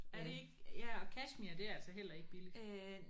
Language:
Danish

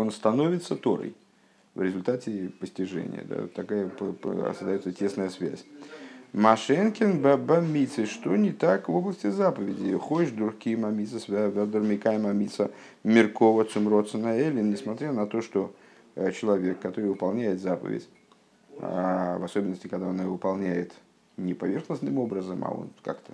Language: Russian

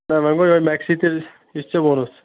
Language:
Kashmiri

